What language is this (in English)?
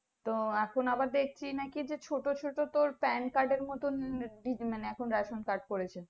Bangla